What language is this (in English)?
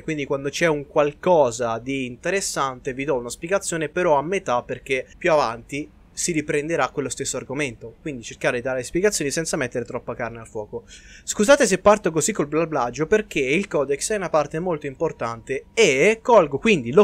Italian